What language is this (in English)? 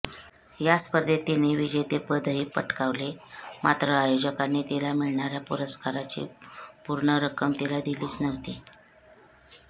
Marathi